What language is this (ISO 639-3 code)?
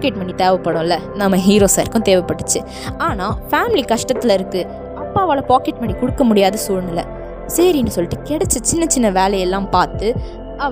tam